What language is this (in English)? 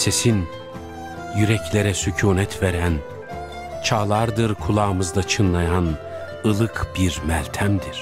Turkish